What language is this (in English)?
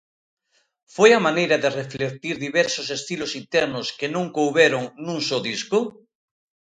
Galician